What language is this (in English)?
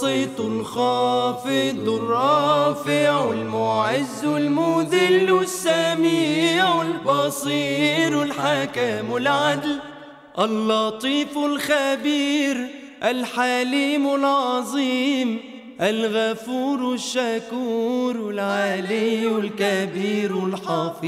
Arabic